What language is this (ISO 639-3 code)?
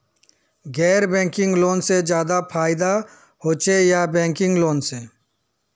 mag